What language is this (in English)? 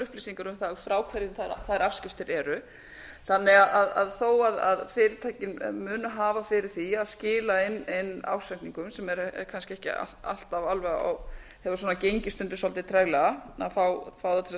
Icelandic